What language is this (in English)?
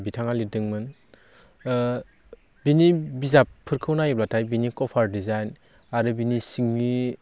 Bodo